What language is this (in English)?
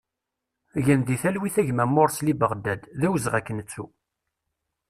Kabyle